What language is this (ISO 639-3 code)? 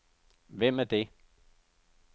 dan